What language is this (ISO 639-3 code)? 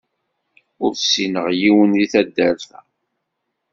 kab